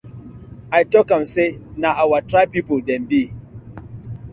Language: Nigerian Pidgin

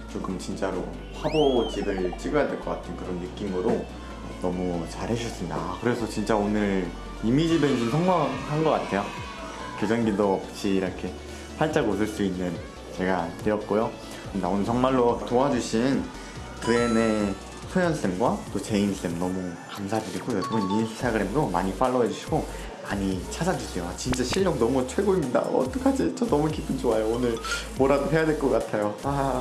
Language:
Korean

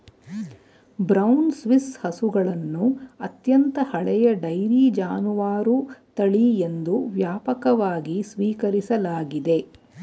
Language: Kannada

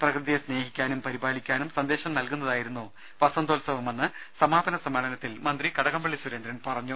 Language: Malayalam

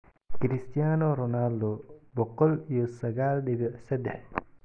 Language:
Somali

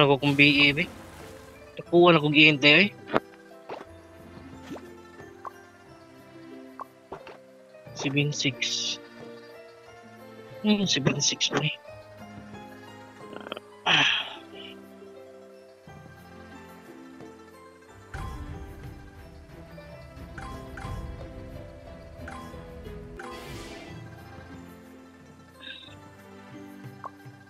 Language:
Filipino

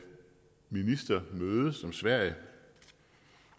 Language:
Danish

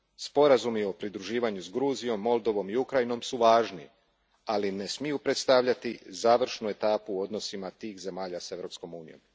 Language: Croatian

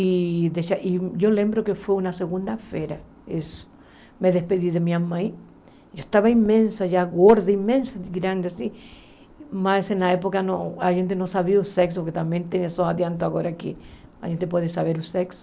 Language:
Portuguese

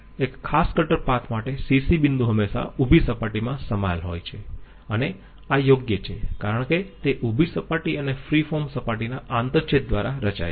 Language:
Gujarati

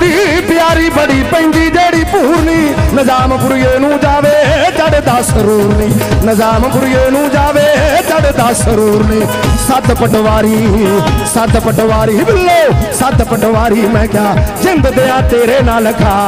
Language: Punjabi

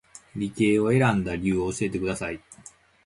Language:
Japanese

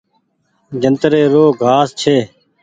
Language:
Goaria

